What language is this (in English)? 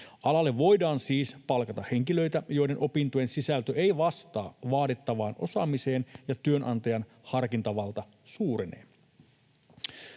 Finnish